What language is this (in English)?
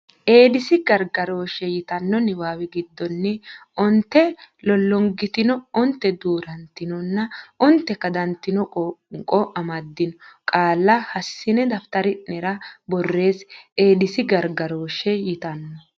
Sidamo